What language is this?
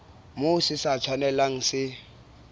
Southern Sotho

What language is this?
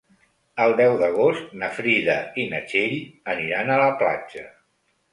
Catalan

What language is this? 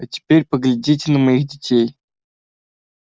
Russian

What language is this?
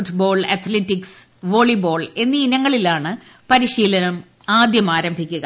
Malayalam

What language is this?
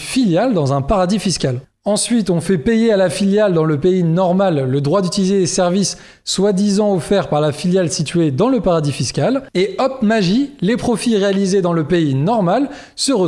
French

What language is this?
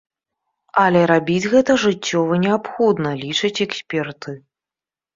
Belarusian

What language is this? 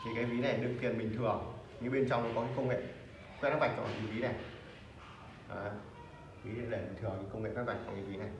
Vietnamese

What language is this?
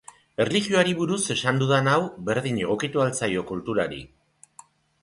Basque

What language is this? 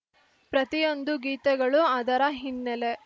Kannada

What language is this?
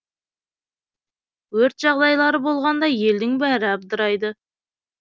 Kazakh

